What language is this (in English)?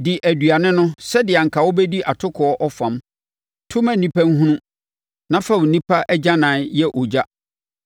Akan